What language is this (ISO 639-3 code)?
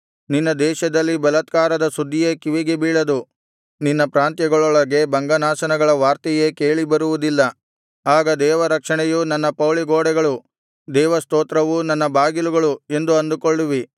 kan